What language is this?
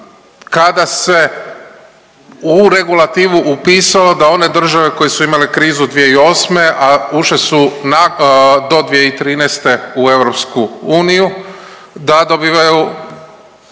Croatian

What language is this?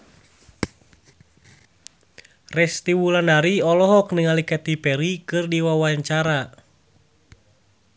Sundanese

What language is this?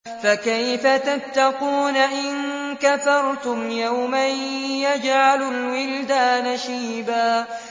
Arabic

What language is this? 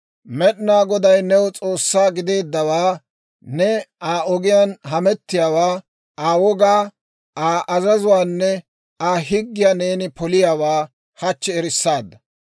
Dawro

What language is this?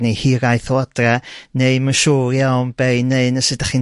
Welsh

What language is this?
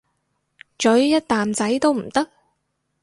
Cantonese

